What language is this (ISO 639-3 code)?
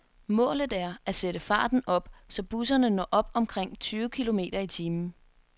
dan